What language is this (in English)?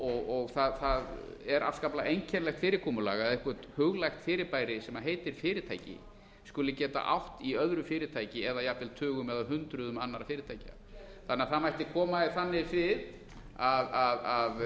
Icelandic